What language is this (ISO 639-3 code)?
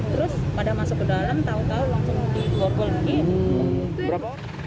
ind